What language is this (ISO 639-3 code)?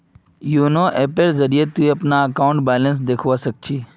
mag